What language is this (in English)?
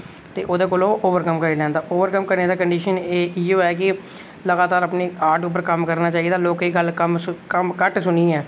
Dogri